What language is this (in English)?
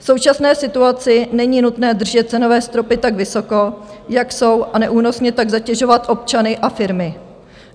Czech